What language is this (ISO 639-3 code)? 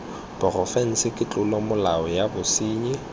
tsn